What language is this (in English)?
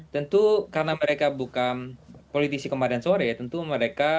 Indonesian